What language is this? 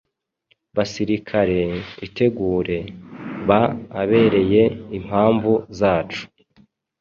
Kinyarwanda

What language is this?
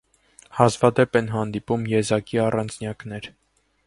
Armenian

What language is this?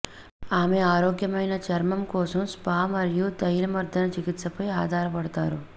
Telugu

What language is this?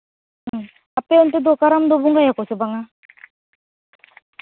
Santali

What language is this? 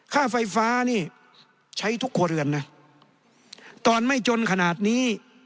Thai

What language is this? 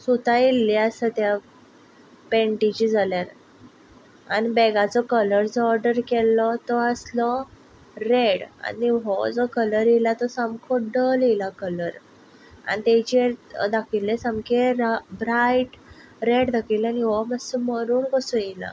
Konkani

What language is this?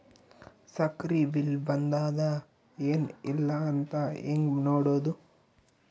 Kannada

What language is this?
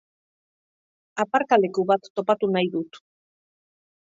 Basque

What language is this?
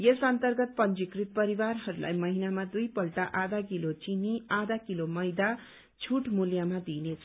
Nepali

